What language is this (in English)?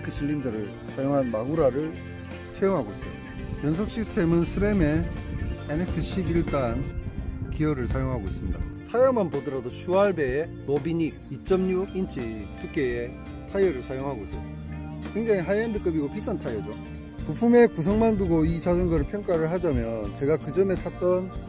Korean